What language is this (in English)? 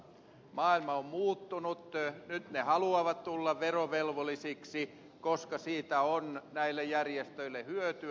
Finnish